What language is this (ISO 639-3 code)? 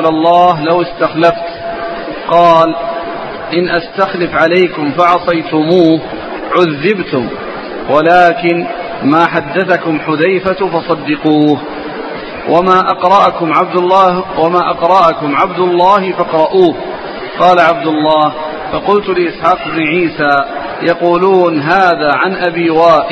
ara